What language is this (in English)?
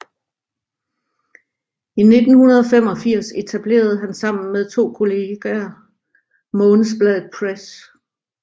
Danish